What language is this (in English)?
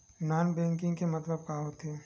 Chhattisgarhi